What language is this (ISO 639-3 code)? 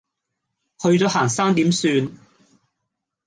yue